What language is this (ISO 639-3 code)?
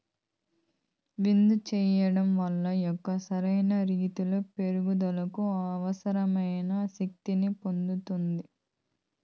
tel